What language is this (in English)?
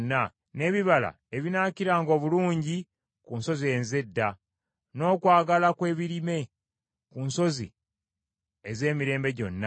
Ganda